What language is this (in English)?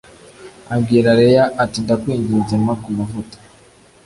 Kinyarwanda